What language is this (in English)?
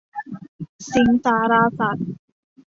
Thai